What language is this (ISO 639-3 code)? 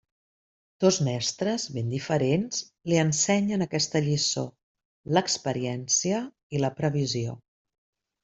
cat